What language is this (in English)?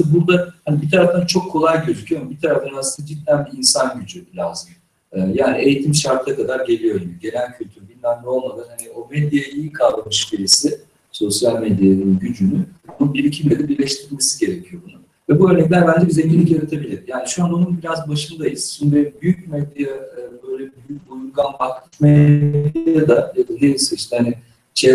Turkish